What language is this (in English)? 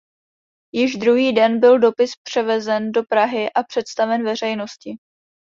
Czech